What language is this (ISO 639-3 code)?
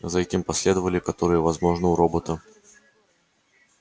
rus